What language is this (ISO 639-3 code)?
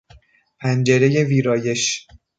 fas